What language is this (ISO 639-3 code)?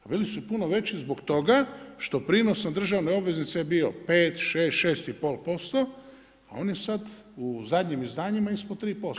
hrv